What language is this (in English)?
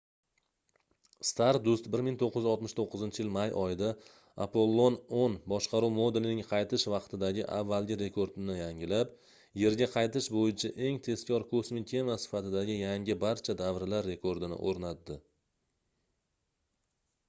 Uzbek